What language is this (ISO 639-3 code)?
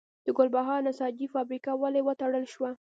pus